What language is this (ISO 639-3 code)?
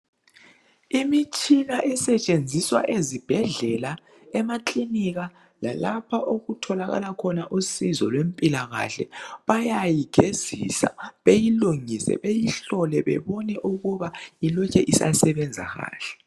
nde